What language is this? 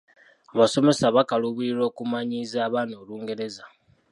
Ganda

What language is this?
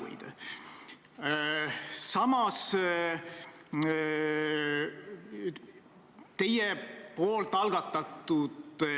Estonian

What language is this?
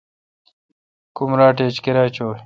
Kalkoti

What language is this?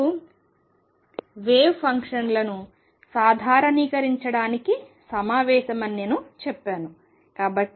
Telugu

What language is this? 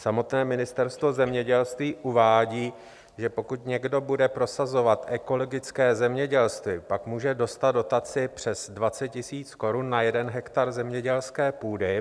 Czech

